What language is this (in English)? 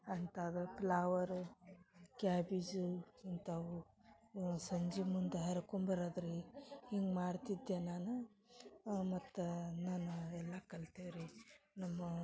Kannada